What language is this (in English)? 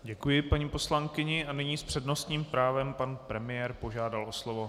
Czech